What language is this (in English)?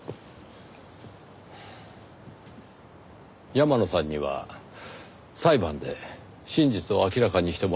Japanese